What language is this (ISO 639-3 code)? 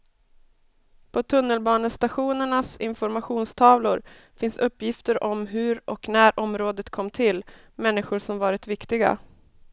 swe